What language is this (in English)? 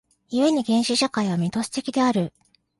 Japanese